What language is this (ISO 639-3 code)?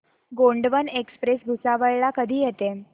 mar